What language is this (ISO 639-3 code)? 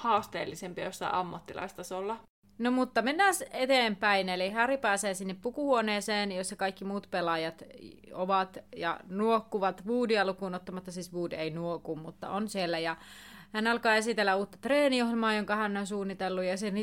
fin